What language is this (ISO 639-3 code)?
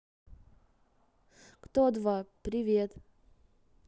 rus